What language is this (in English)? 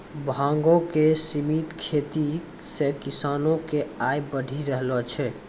Maithili